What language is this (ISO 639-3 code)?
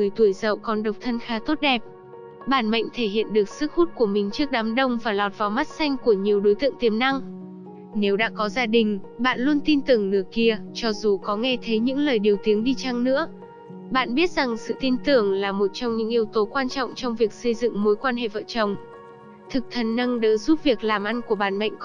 vie